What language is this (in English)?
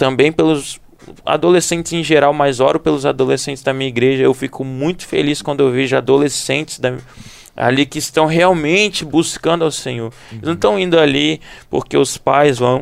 Portuguese